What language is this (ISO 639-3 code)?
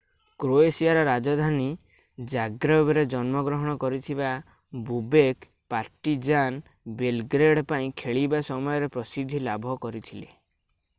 ori